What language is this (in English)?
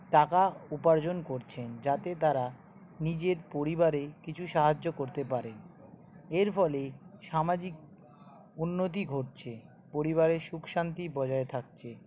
Bangla